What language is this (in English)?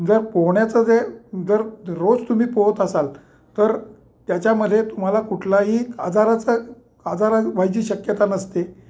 Marathi